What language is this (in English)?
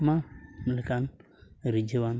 Santali